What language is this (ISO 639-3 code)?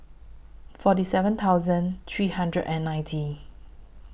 eng